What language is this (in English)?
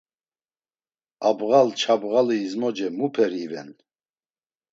Laz